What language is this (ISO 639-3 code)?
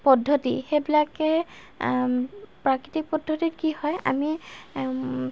asm